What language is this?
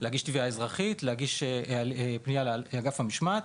Hebrew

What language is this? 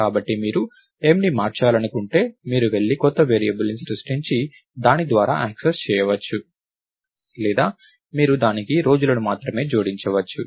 Telugu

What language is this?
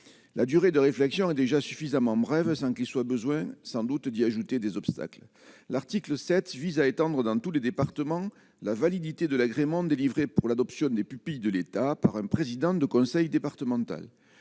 French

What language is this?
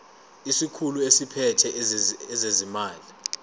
Zulu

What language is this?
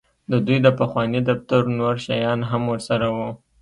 Pashto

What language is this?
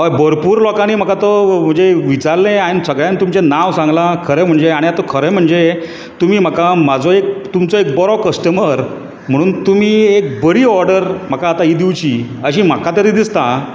Konkani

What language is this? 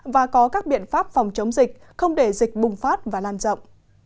Vietnamese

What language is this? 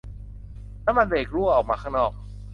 Thai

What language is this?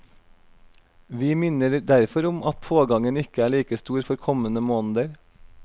Norwegian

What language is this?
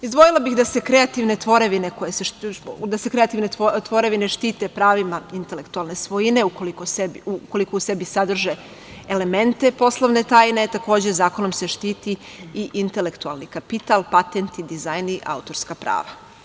Serbian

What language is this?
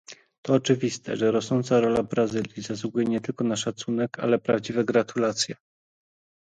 Polish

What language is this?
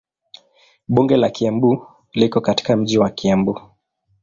Swahili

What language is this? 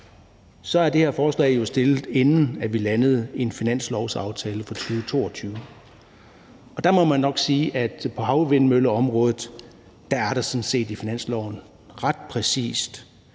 Danish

